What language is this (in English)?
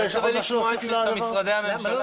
Hebrew